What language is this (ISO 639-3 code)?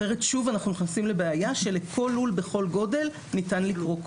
heb